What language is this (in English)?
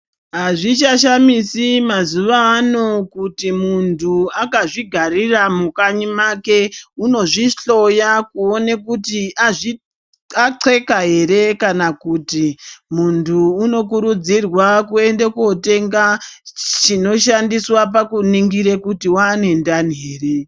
Ndau